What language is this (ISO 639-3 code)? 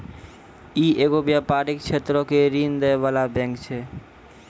mai